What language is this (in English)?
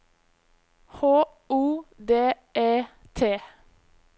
Norwegian